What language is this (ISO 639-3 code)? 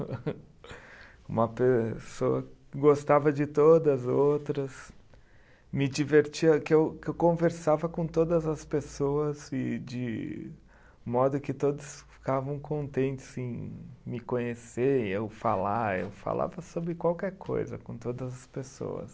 por